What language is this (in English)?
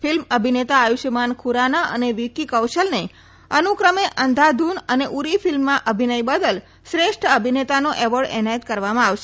Gujarati